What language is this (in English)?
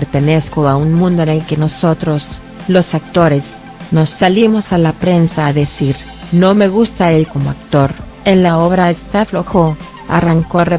Spanish